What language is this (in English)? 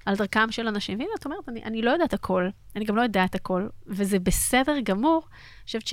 Hebrew